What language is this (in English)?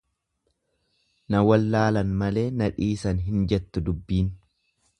Oromo